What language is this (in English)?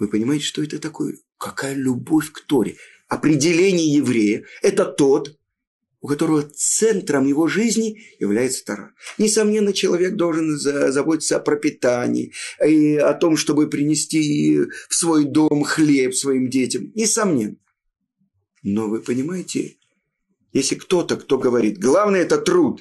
Russian